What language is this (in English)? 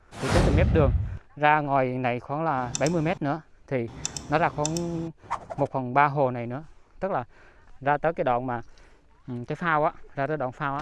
Vietnamese